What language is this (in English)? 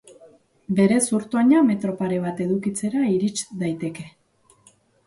Basque